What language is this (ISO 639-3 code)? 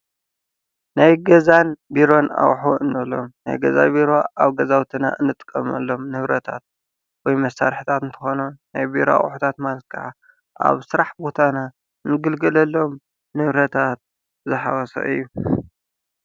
tir